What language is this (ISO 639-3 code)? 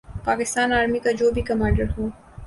urd